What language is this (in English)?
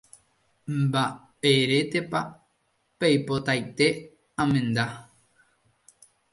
Guarani